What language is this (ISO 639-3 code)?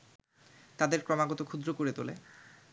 ben